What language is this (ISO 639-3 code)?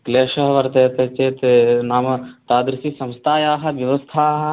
san